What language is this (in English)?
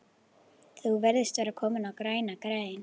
Icelandic